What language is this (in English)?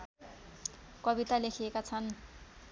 Nepali